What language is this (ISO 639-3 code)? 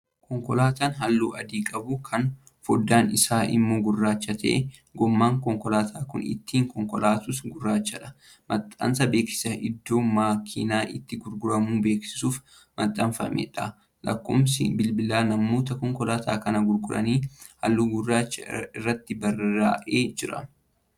orm